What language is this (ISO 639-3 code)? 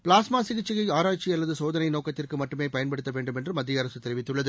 tam